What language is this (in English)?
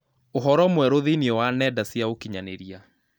Kikuyu